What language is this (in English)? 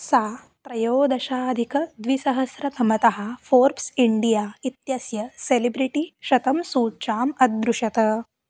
Sanskrit